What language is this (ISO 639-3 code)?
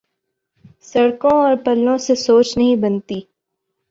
urd